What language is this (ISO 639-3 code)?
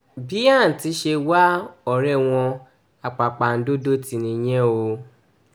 yor